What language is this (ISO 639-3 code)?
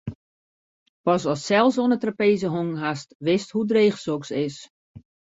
fry